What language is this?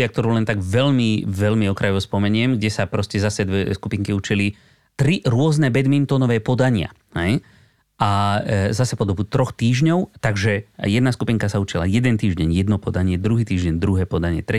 Slovak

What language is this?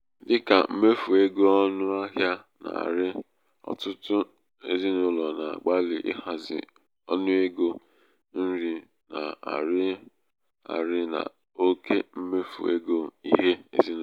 Igbo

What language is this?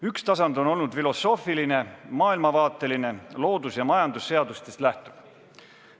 Estonian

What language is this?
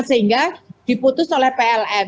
Indonesian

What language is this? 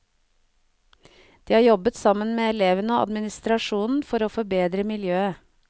Norwegian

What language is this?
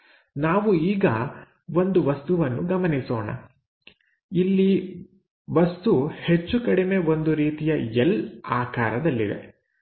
Kannada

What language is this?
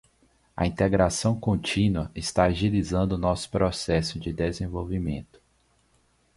Portuguese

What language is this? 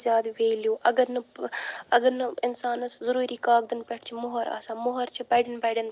Kashmiri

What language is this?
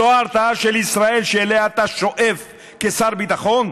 Hebrew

